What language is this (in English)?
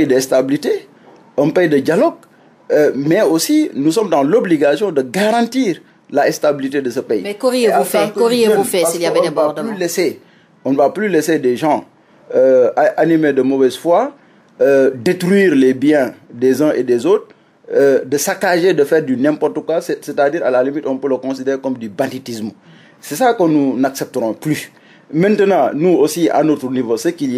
French